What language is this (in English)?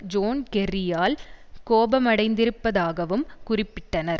Tamil